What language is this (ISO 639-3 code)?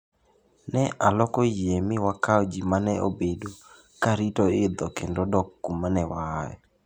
luo